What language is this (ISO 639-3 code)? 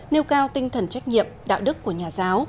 vie